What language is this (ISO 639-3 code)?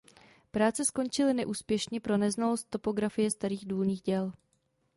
ces